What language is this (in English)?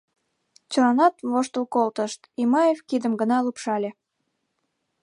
Mari